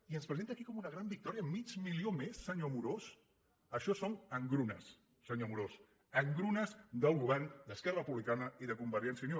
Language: Catalan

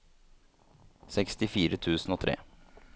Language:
Norwegian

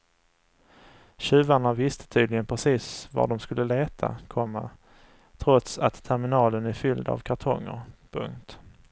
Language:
Swedish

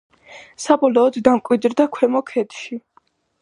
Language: Georgian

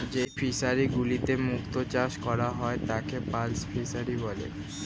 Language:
Bangla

